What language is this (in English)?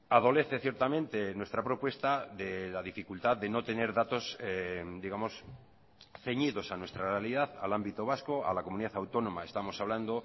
Spanish